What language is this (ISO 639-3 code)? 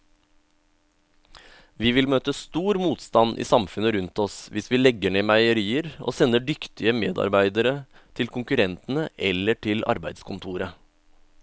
nor